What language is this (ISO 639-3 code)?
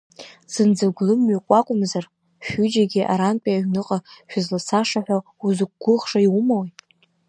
abk